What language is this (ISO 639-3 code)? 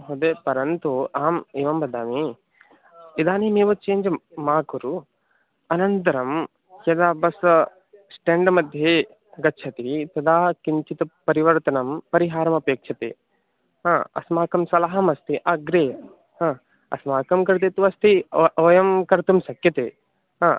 san